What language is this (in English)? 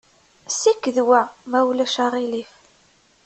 Kabyle